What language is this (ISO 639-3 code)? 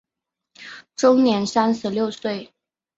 zho